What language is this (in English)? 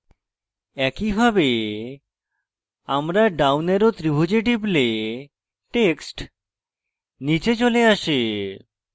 Bangla